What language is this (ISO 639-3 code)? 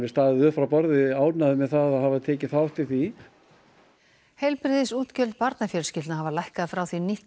isl